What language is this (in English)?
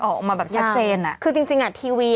Thai